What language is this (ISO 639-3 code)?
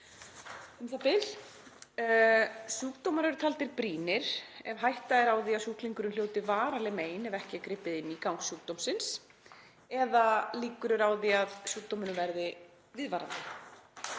isl